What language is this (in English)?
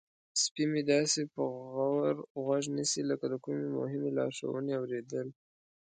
Pashto